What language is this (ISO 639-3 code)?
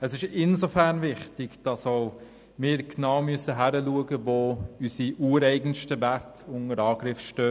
gsw